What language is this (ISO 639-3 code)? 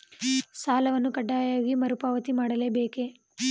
kan